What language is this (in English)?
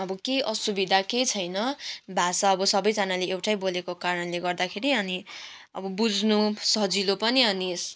Nepali